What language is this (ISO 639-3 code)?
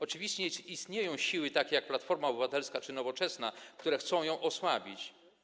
pol